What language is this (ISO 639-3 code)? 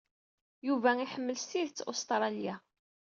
kab